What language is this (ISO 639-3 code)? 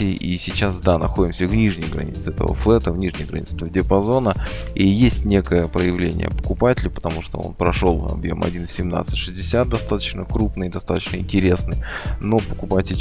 rus